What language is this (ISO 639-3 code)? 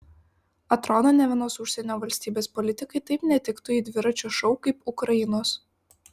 lit